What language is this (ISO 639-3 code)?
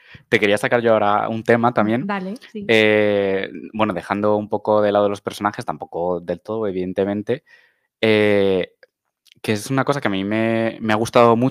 spa